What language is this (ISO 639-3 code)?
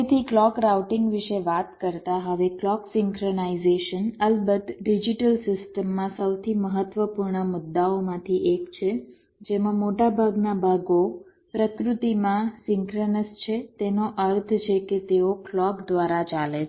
guj